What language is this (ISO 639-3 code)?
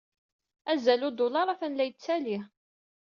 kab